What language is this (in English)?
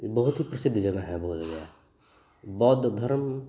Hindi